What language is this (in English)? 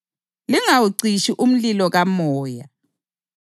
North Ndebele